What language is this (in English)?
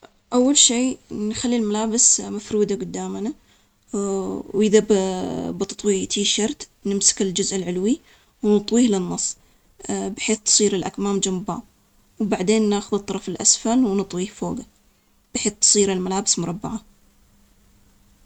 Omani Arabic